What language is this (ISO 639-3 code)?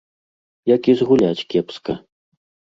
bel